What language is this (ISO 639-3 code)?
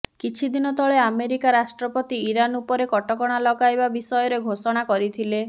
ori